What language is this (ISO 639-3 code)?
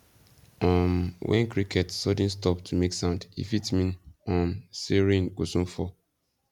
pcm